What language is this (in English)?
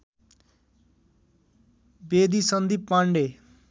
Nepali